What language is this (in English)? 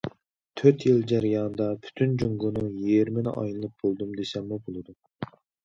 Uyghur